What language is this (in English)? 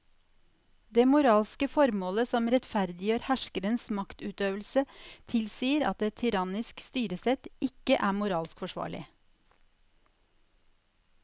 Norwegian